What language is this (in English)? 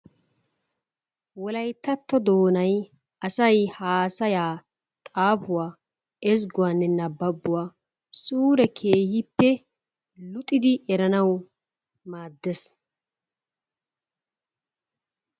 Wolaytta